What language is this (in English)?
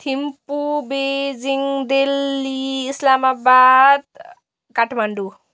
Nepali